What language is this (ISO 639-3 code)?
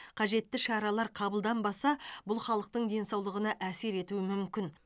kaz